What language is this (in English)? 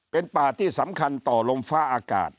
Thai